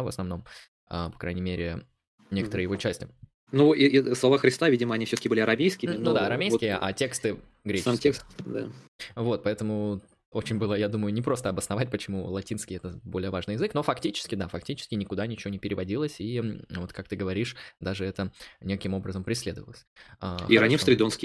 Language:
Russian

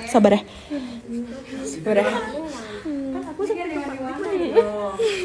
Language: Indonesian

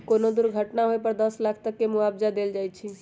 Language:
Magahi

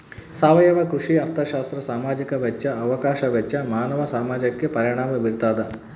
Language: Kannada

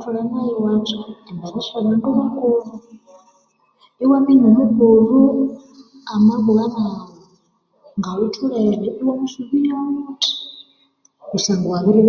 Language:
Konzo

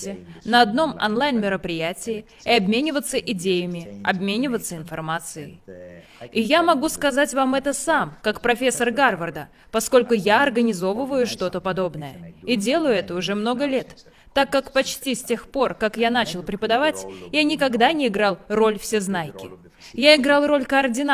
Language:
Russian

